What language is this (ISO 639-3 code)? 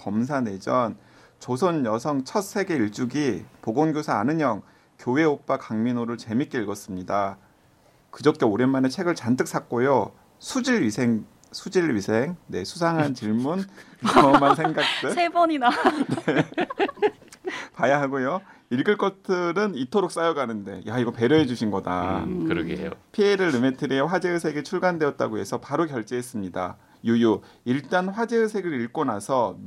kor